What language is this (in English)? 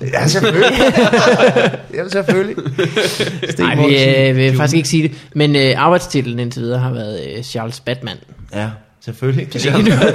Danish